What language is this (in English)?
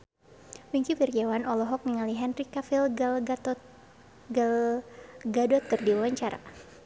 Sundanese